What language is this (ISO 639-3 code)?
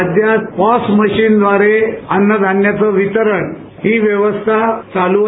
mar